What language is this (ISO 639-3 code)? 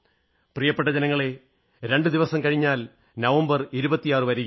mal